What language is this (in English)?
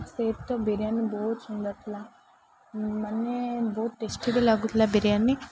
Odia